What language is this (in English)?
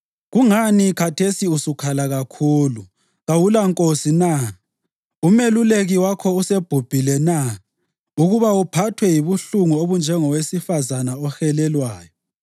North Ndebele